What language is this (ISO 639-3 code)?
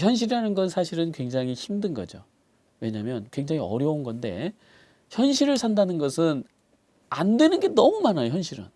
kor